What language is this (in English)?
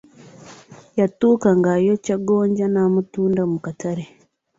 Ganda